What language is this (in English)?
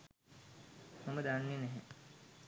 Sinhala